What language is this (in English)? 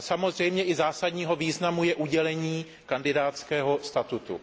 Czech